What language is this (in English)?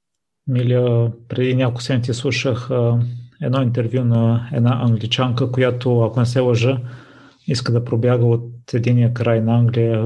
Bulgarian